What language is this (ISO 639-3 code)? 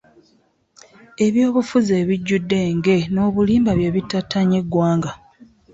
lug